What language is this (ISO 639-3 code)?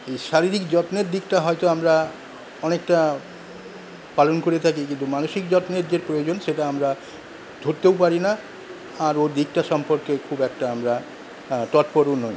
ben